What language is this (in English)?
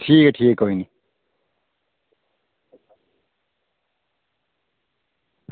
Dogri